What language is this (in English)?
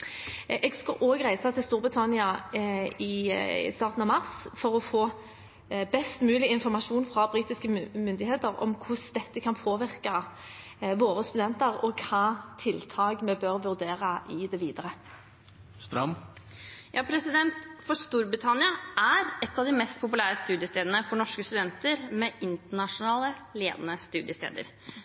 Norwegian Bokmål